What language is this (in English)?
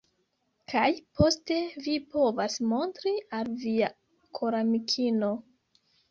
Esperanto